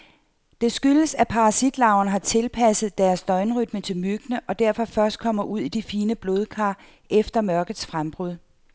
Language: Danish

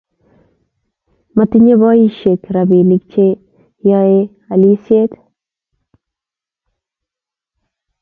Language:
Kalenjin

